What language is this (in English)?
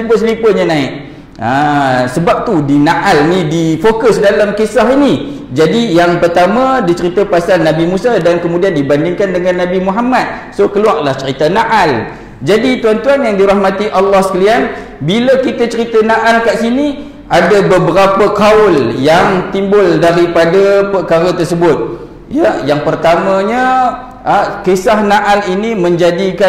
Malay